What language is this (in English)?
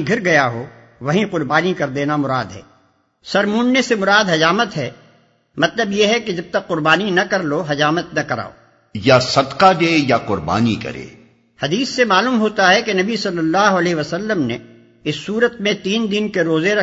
Urdu